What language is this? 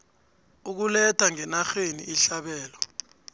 South Ndebele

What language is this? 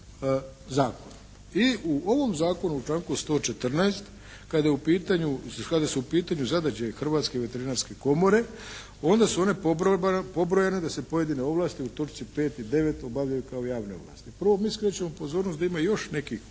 Croatian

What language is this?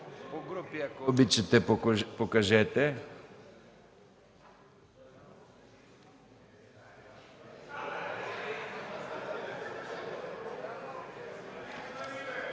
Bulgarian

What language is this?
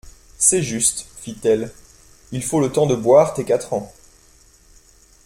French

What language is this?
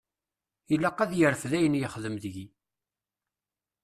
Kabyle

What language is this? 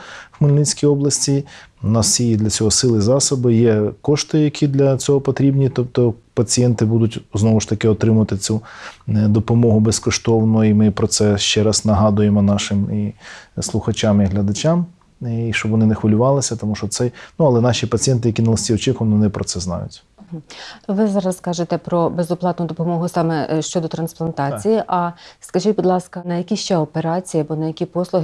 Ukrainian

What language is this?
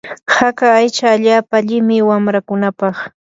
Yanahuanca Pasco Quechua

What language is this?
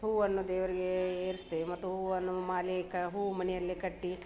Kannada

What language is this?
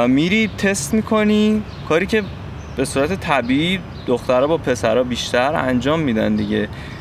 Persian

